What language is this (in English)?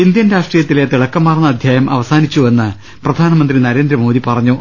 Malayalam